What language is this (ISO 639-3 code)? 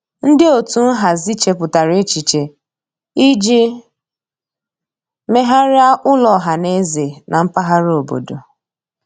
ibo